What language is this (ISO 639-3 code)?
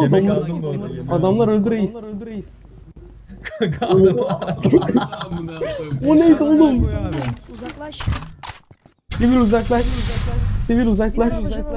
tur